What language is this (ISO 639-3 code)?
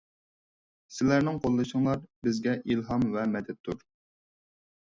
uig